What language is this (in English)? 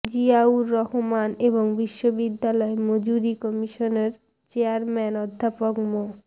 Bangla